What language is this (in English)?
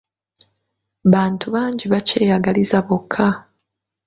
Ganda